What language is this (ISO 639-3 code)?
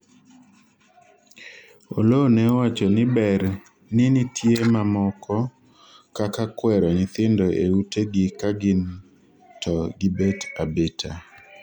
luo